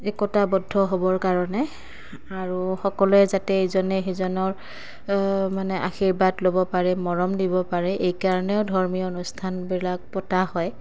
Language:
Assamese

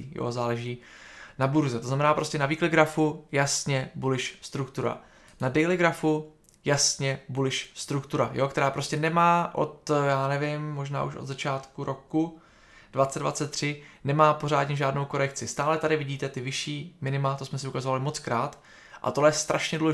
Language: Czech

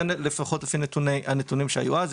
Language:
Hebrew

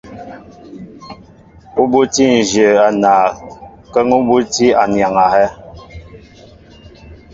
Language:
Mbo (Cameroon)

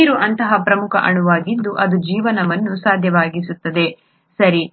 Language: Kannada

